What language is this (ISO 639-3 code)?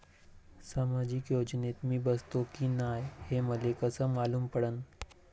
mar